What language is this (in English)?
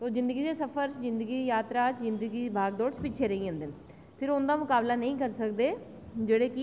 Dogri